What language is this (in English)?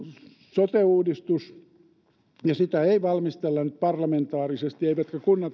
Finnish